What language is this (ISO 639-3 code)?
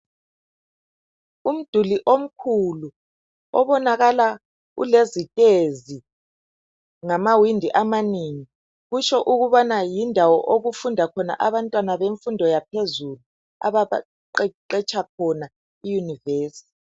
nde